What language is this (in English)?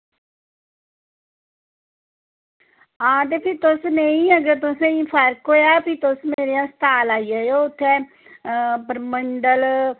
Dogri